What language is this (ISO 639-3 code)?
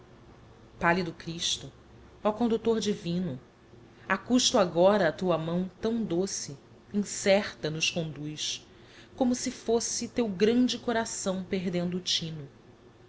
por